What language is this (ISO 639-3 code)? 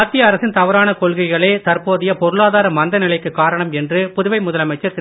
tam